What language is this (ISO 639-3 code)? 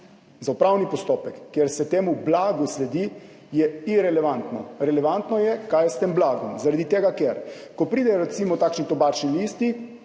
slv